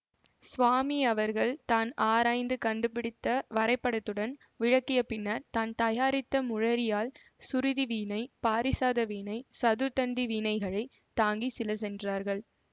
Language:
Tamil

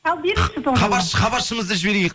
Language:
Kazakh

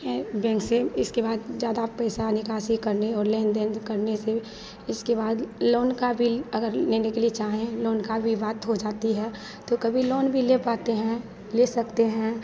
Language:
Hindi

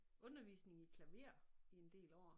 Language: Danish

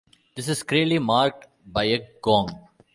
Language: English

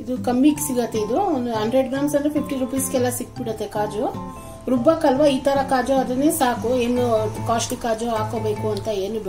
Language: Kannada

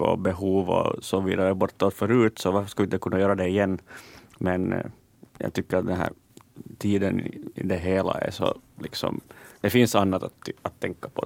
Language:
Swedish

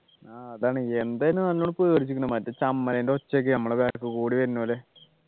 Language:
Malayalam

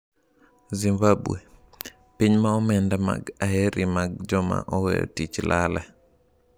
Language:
Luo (Kenya and Tanzania)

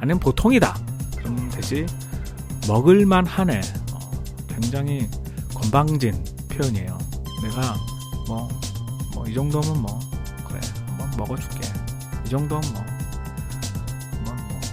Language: Korean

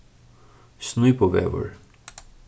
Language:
Faroese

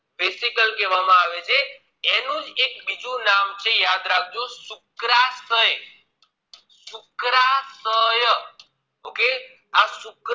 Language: Gujarati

